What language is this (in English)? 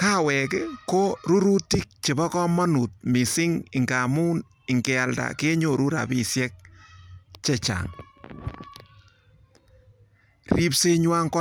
Kalenjin